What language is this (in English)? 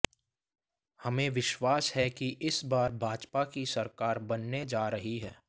Hindi